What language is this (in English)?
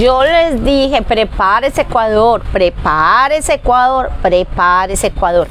Spanish